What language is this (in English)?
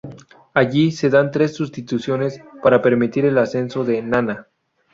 Spanish